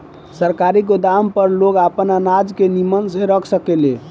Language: Bhojpuri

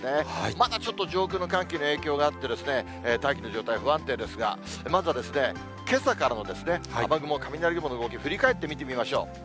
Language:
Japanese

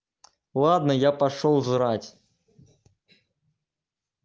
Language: Russian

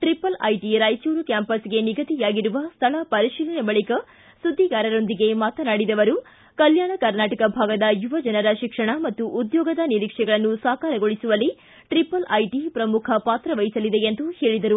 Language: Kannada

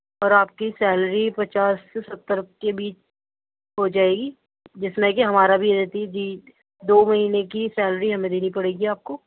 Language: Urdu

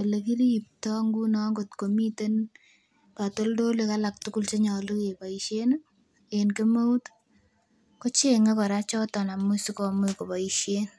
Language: Kalenjin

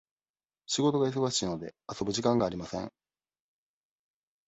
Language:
Japanese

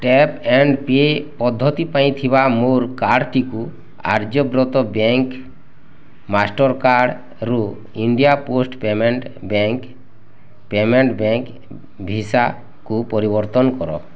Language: Odia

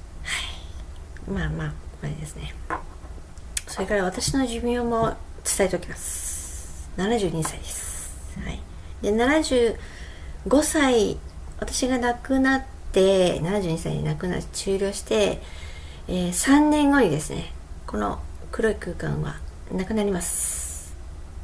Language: Japanese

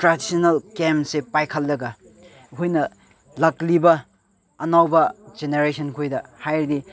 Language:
Manipuri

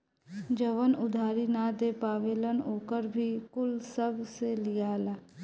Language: Bhojpuri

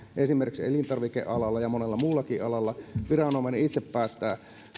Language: Finnish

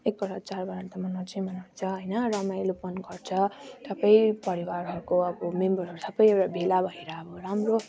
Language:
Nepali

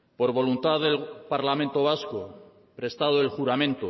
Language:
Spanish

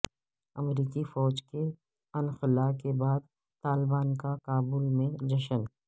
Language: Urdu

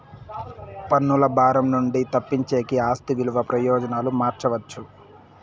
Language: Telugu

